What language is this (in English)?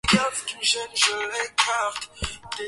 Swahili